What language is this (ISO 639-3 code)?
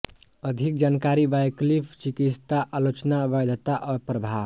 hin